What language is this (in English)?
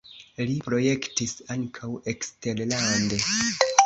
Esperanto